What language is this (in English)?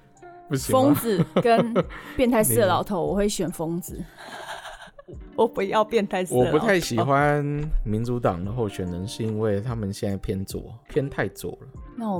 Chinese